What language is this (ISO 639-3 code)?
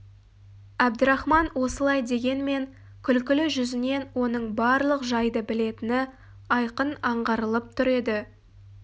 kaz